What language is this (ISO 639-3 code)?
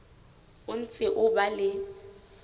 sot